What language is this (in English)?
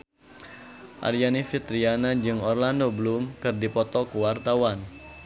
Sundanese